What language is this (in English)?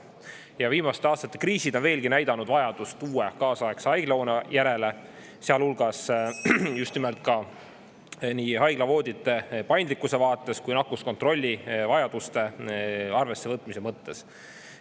Estonian